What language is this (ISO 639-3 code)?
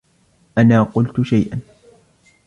ara